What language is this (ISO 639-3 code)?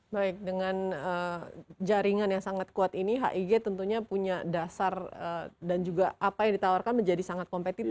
ind